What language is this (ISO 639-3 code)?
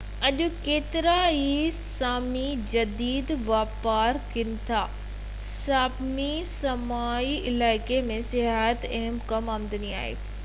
snd